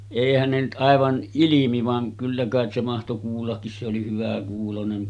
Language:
Finnish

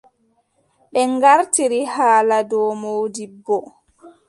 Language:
Adamawa Fulfulde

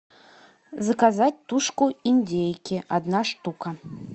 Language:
Russian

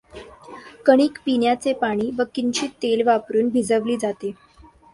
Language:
Marathi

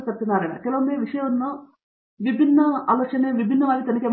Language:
Kannada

